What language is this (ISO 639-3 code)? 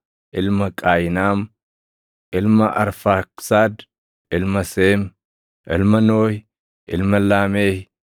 orm